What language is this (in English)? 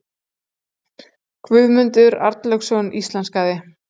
Icelandic